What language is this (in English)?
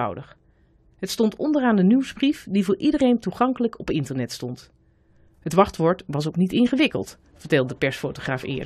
Dutch